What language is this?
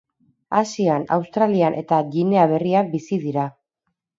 Basque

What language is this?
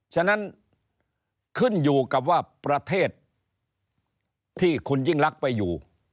Thai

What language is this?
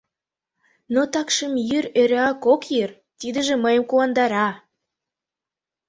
Mari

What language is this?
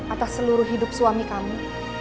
Indonesian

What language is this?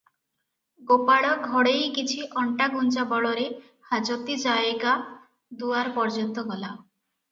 Odia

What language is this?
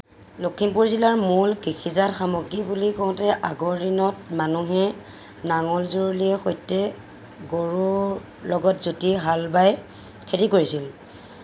Assamese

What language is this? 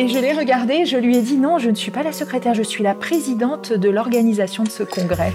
French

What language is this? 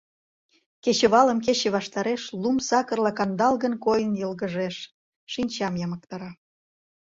Mari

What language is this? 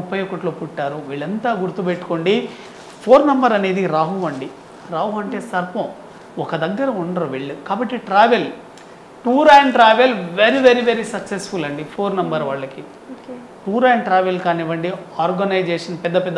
Telugu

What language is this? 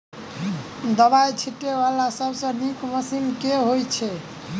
Maithili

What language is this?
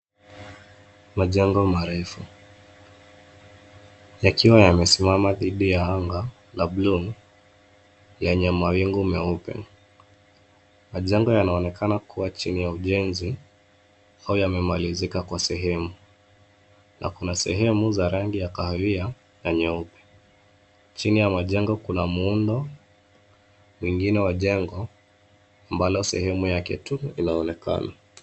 Swahili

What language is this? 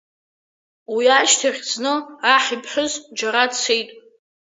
Abkhazian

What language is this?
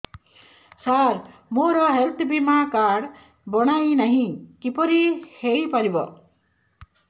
Odia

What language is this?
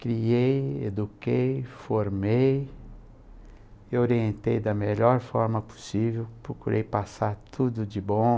Portuguese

